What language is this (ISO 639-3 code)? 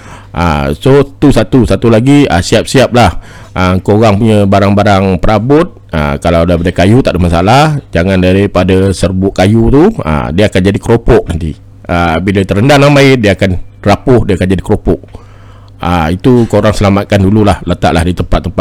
msa